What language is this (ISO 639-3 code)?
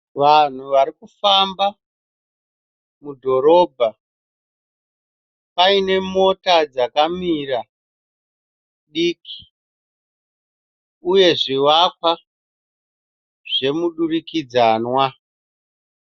sna